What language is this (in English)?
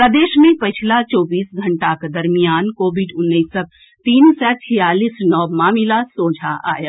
Maithili